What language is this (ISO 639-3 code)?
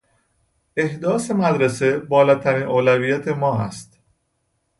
fas